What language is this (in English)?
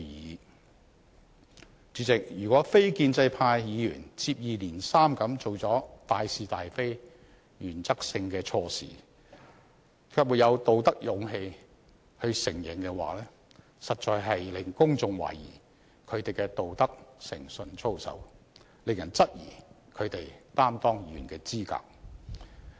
Cantonese